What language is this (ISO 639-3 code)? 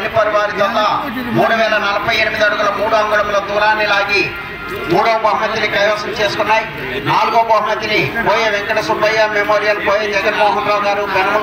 tel